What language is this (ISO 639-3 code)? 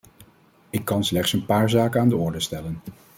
nld